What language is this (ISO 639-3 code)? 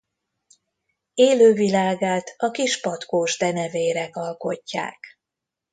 hun